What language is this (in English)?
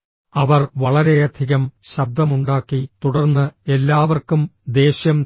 Malayalam